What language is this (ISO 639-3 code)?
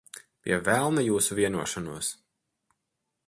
lav